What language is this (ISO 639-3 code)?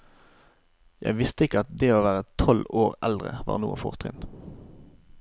nor